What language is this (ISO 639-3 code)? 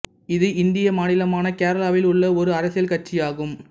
tam